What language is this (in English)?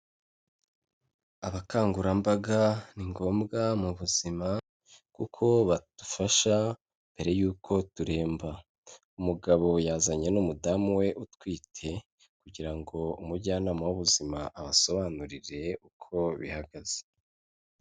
Kinyarwanda